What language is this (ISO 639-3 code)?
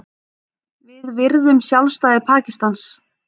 isl